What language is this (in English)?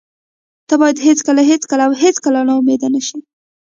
Pashto